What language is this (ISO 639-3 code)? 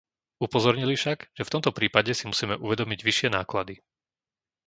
slk